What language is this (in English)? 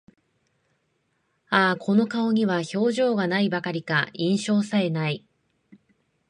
Japanese